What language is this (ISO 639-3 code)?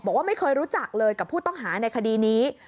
tha